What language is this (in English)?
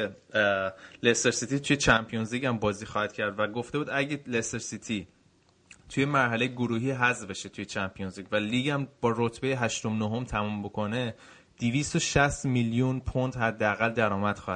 Persian